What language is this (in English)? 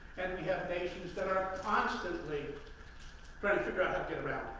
English